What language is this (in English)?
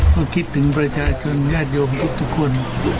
Thai